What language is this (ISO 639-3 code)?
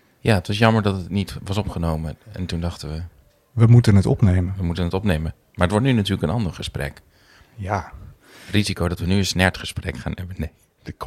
nld